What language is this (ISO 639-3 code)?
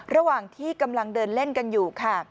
tha